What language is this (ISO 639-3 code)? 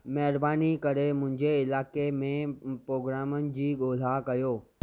snd